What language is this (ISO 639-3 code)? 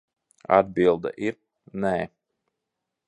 lav